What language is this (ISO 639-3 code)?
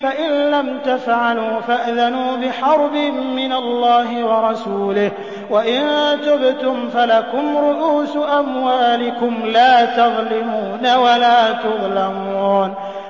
ara